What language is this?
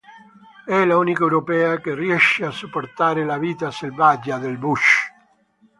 Italian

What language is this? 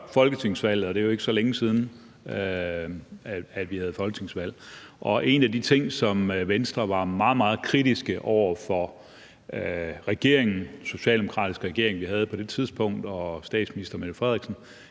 Danish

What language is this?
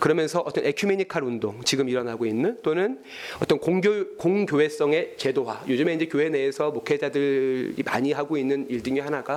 Korean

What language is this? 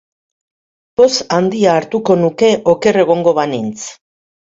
Basque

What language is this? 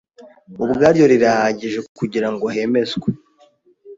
Kinyarwanda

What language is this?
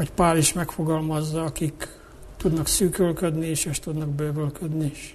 Hungarian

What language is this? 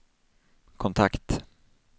Swedish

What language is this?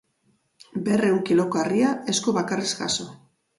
Basque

